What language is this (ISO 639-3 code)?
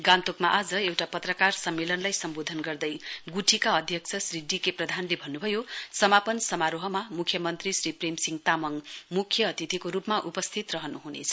nep